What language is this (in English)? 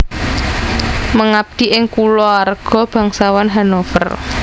Javanese